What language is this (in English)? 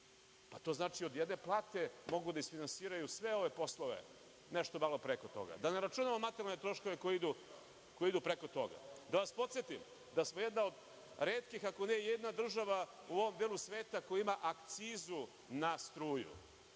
Serbian